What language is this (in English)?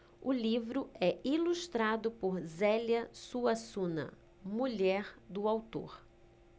Portuguese